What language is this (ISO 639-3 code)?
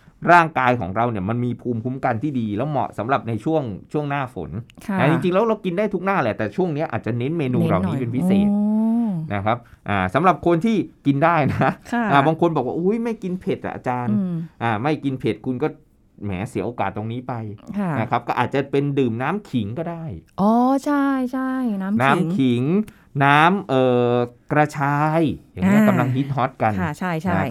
tha